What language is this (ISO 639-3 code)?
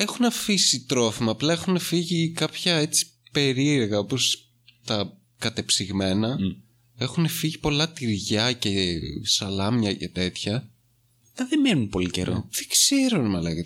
ell